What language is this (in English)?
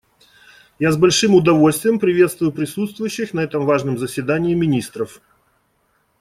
Russian